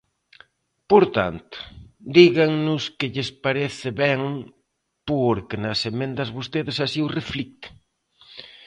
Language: Galician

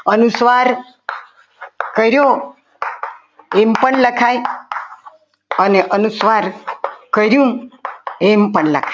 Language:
Gujarati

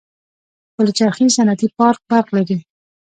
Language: Pashto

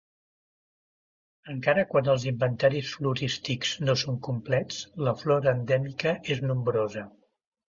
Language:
Catalan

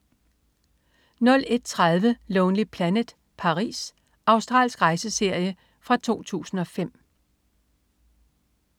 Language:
Danish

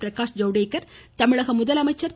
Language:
Tamil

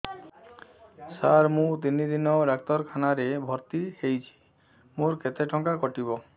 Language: Odia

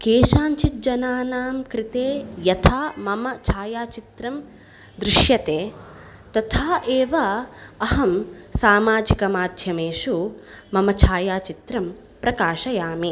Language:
Sanskrit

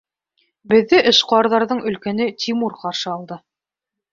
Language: Bashkir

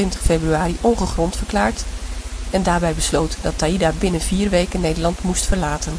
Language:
Dutch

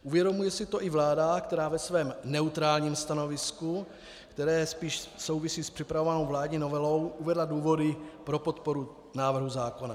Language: Czech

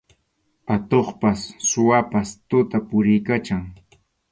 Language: Arequipa-La Unión Quechua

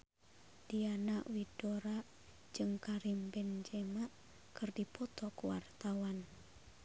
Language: Sundanese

